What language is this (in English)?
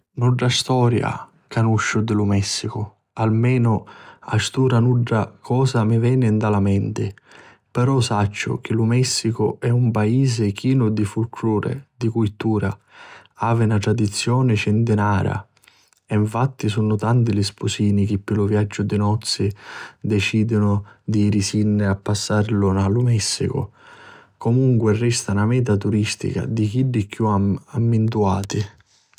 Sicilian